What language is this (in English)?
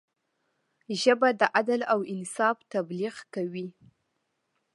Pashto